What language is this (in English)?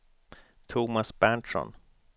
Swedish